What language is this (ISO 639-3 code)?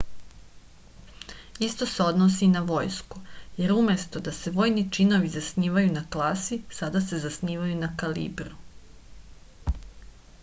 srp